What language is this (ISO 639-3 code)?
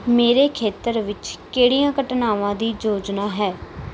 pan